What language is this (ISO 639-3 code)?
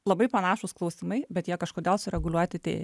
lit